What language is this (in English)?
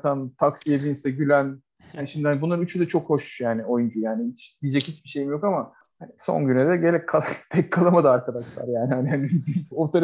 Turkish